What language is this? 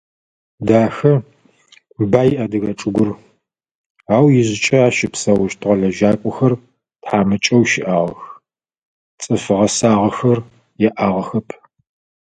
Adyghe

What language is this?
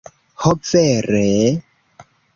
Esperanto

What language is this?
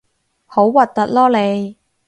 Cantonese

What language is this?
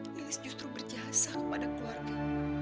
Indonesian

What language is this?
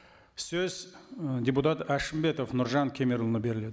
Kazakh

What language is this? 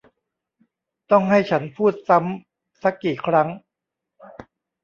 Thai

